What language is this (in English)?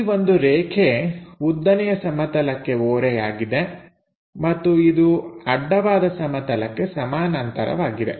Kannada